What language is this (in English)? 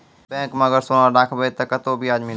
Maithili